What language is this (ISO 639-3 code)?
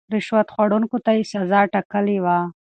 pus